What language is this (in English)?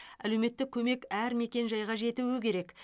Kazakh